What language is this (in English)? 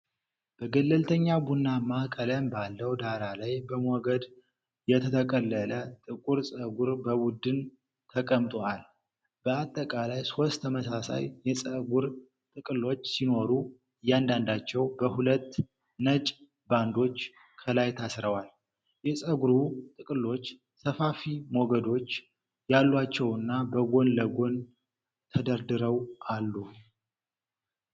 Amharic